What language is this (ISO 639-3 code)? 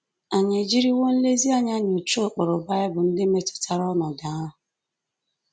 ibo